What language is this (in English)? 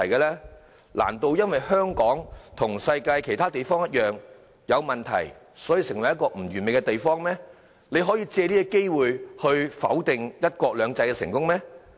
Cantonese